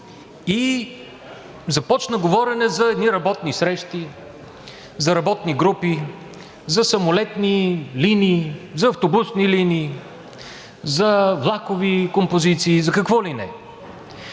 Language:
Bulgarian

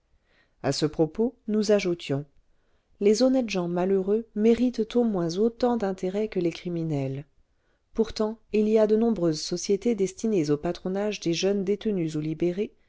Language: French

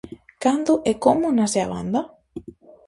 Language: Galician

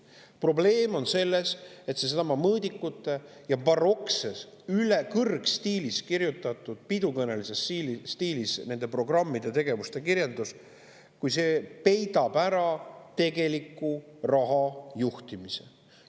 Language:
Estonian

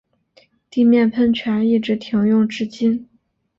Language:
Chinese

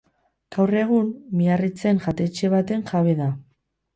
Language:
Basque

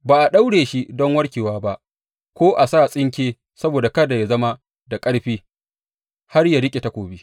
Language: Hausa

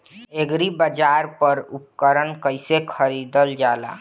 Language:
Bhojpuri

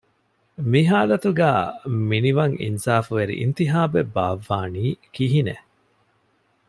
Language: Divehi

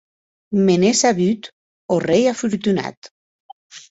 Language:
Occitan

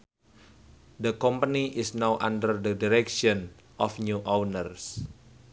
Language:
Sundanese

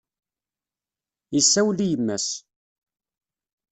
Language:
Kabyle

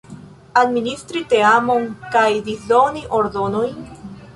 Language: Esperanto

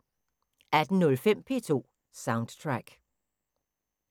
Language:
Danish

